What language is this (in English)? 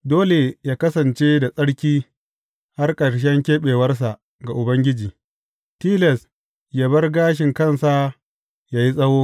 Hausa